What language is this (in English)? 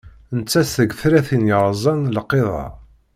Kabyle